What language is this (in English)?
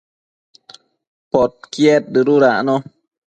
Matsés